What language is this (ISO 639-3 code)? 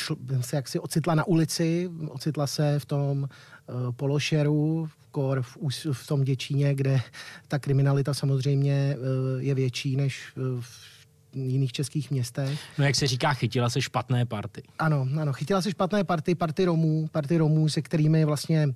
ces